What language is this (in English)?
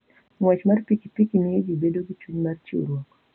Luo (Kenya and Tanzania)